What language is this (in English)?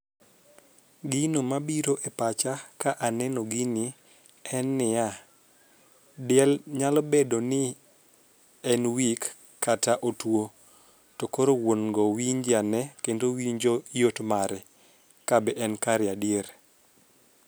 Luo (Kenya and Tanzania)